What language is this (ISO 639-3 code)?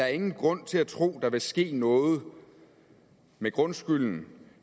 dan